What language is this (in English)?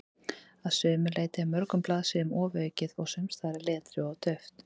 Icelandic